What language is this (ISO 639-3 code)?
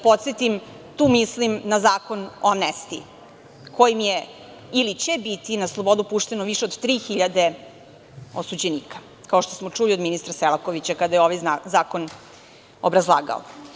srp